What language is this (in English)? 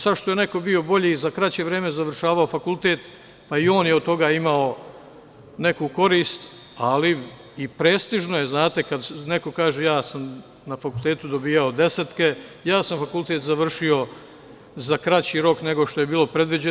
Serbian